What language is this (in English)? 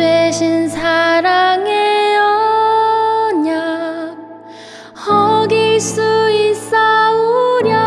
Korean